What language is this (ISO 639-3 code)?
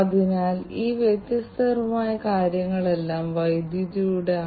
mal